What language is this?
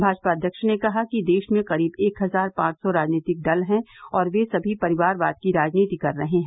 Hindi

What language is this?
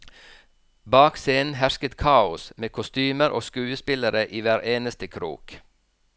Norwegian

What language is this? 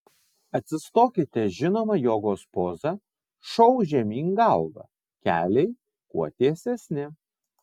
Lithuanian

